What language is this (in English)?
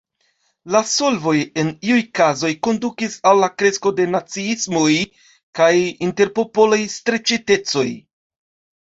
Esperanto